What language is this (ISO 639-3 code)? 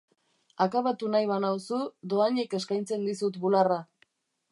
eus